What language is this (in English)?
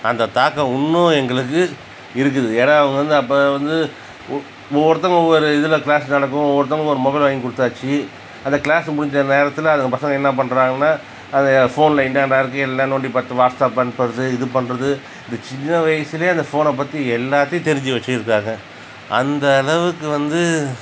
Tamil